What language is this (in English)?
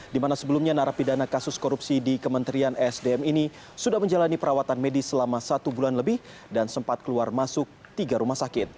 Indonesian